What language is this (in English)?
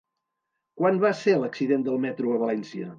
Catalan